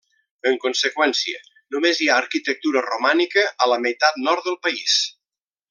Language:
Catalan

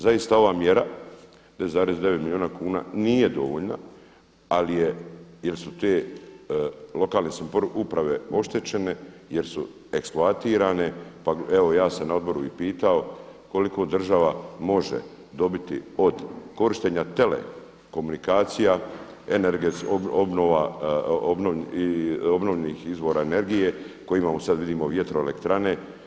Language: Croatian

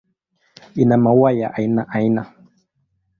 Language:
Swahili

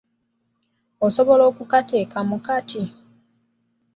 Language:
Ganda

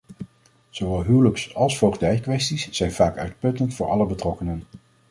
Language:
Dutch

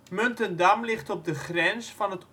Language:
Dutch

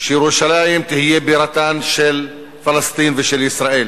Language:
Hebrew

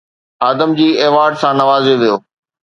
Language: Sindhi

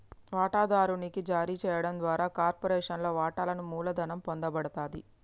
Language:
Telugu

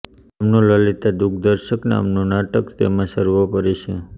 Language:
Gujarati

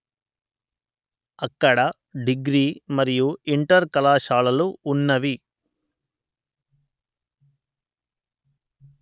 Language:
Telugu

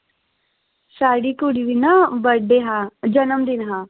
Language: Dogri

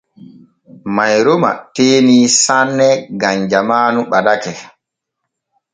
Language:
Borgu Fulfulde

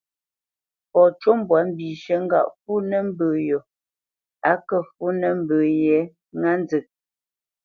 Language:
Bamenyam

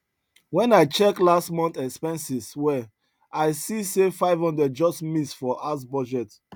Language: Nigerian Pidgin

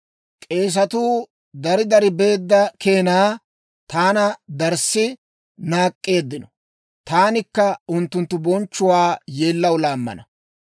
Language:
Dawro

